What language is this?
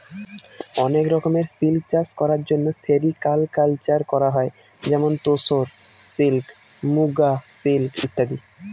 Bangla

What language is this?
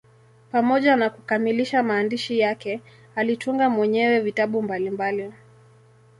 Swahili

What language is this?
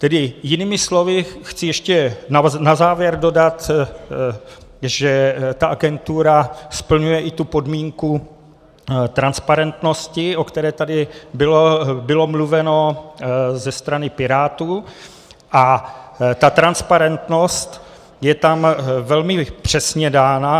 Czech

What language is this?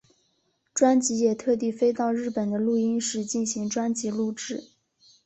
Chinese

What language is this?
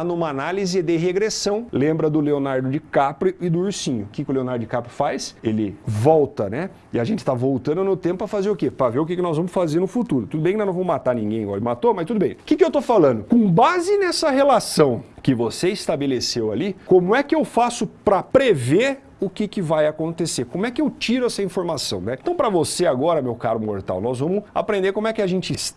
Portuguese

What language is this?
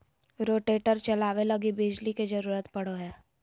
Magahi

